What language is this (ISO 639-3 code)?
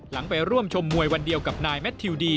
tha